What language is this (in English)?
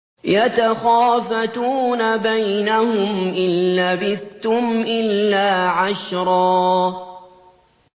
Arabic